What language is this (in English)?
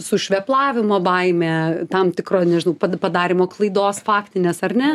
Lithuanian